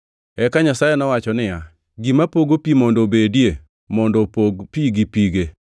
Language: Luo (Kenya and Tanzania)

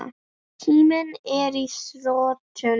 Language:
Icelandic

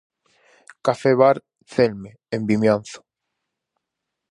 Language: Galician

